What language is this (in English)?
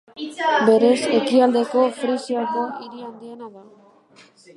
Basque